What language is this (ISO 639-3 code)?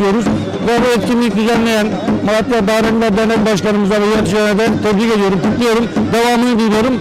tur